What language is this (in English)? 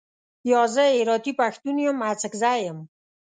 Pashto